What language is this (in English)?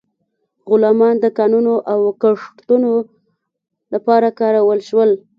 Pashto